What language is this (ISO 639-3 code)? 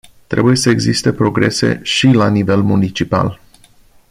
ron